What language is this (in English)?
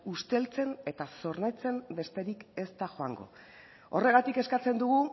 Basque